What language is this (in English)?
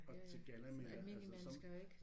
Danish